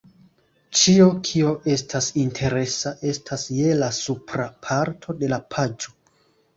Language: Esperanto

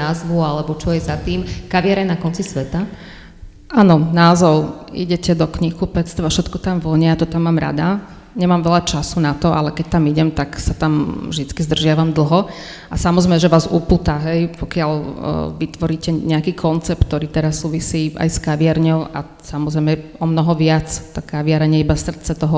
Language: Slovak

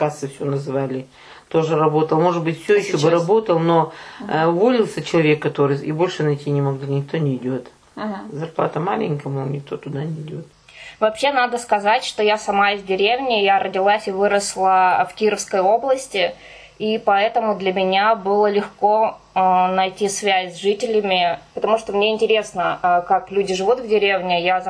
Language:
Russian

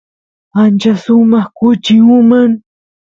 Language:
Santiago del Estero Quichua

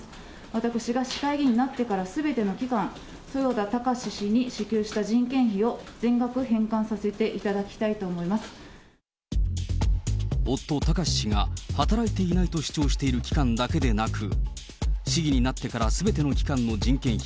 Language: Japanese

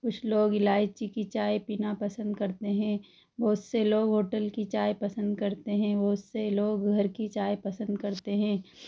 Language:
Hindi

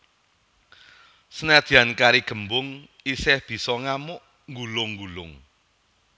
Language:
Javanese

